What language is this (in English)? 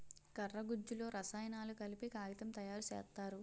Telugu